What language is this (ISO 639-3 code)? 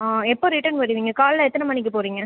tam